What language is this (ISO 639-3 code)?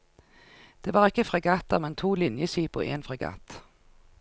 nor